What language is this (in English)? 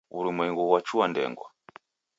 Taita